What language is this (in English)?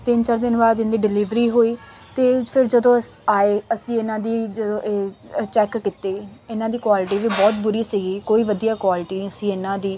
Punjabi